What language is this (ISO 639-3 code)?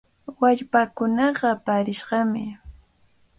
qvl